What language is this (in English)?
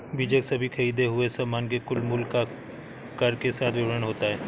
Hindi